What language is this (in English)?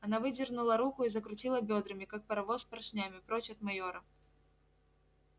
Russian